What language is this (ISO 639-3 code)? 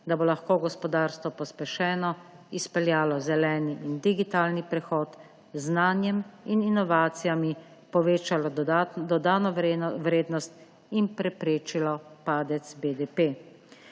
slv